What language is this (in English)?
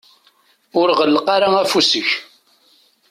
Kabyle